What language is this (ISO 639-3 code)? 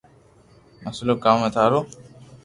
lrk